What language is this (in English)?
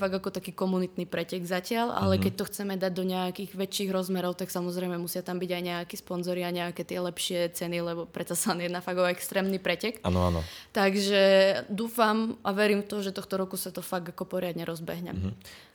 Czech